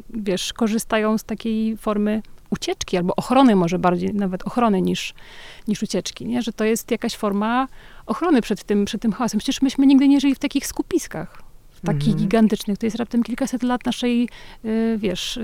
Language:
Polish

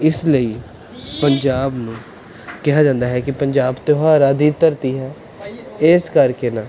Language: Punjabi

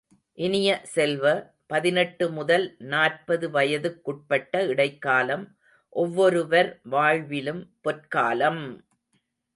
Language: Tamil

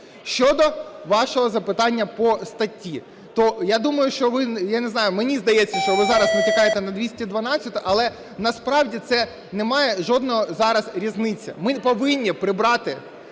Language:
Ukrainian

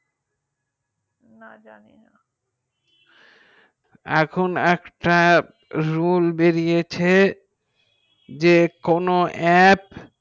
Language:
Bangla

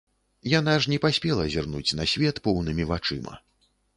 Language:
Belarusian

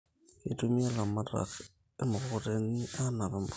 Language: Masai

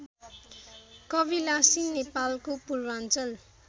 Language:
Nepali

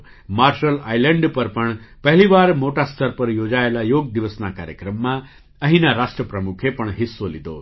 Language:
Gujarati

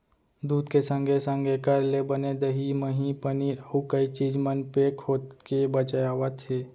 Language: Chhattisgarhi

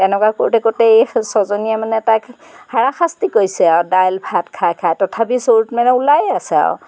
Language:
Assamese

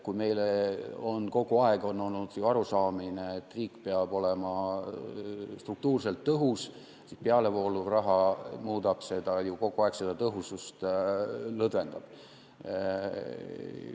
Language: Estonian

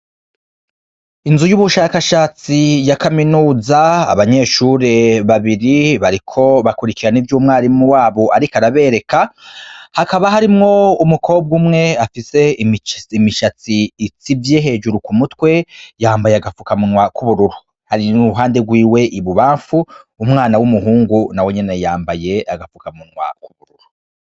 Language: Rundi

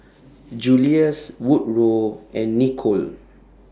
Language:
English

